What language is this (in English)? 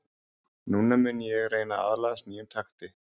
Icelandic